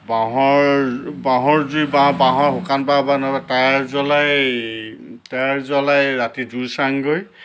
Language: Assamese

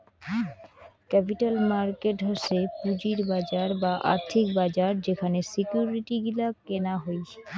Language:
Bangla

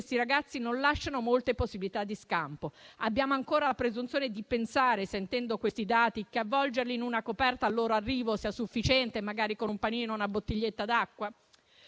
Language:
Italian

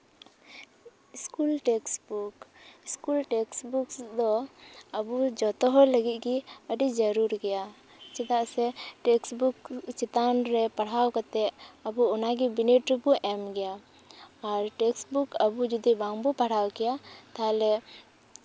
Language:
Santali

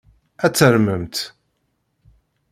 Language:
Kabyle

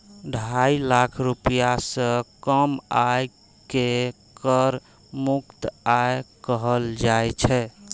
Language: Maithili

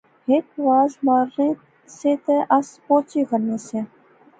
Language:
Pahari-Potwari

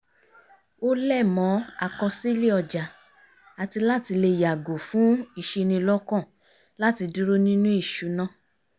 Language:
Yoruba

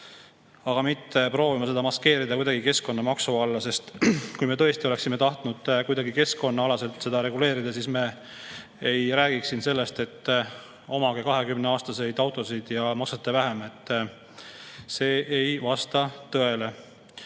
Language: Estonian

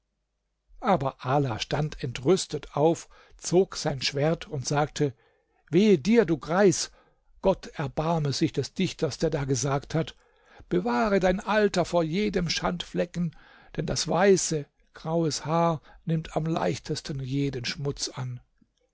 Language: German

